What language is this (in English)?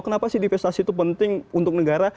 Indonesian